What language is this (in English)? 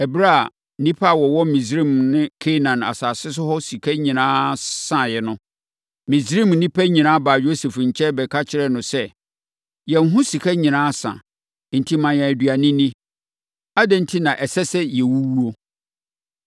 Akan